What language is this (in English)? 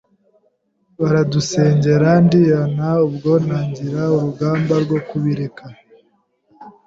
Kinyarwanda